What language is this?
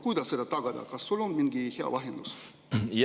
Estonian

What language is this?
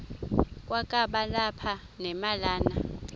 Xhosa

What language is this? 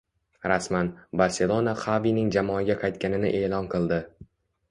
Uzbek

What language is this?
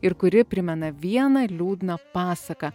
Lithuanian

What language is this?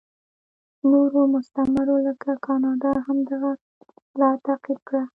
Pashto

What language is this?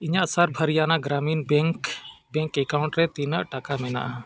Santali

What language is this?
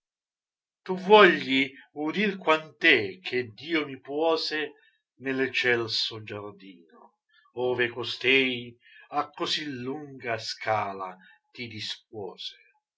Italian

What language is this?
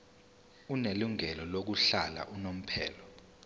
Zulu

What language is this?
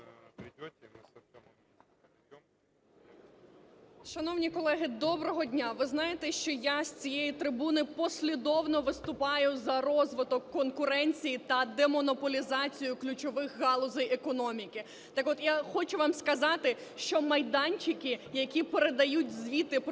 Ukrainian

